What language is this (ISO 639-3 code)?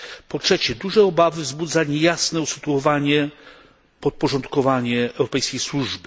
pol